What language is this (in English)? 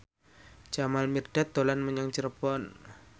Javanese